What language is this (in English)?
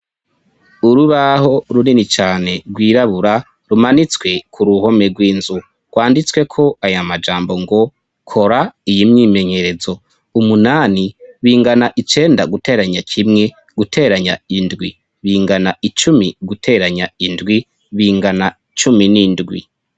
Rundi